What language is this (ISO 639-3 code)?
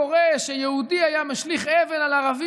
heb